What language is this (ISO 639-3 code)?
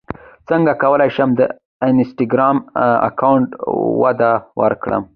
pus